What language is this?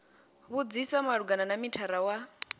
Venda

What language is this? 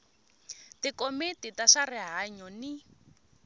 Tsonga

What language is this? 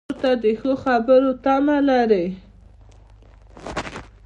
Pashto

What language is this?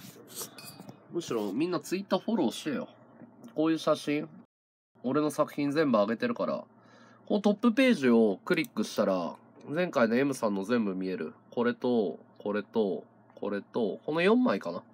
Japanese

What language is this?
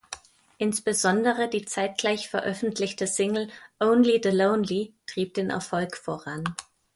German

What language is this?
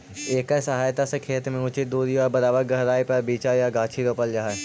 Magahi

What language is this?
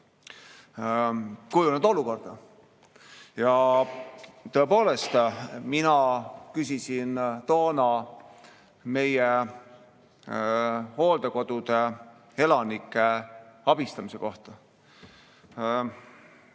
Estonian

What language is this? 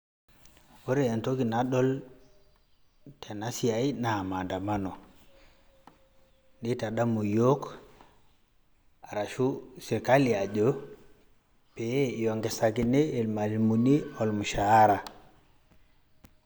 Masai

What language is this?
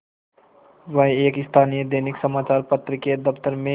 Hindi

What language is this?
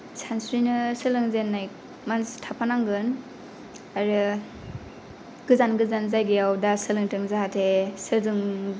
Bodo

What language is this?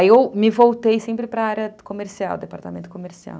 Portuguese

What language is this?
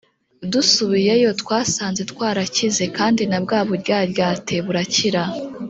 Kinyarwanda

